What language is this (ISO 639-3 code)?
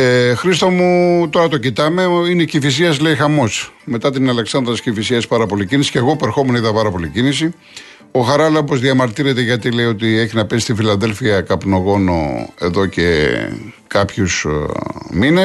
ell